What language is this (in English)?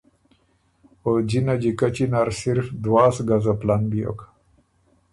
Ormuri